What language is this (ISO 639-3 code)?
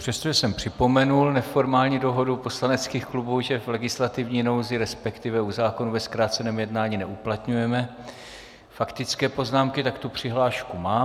ces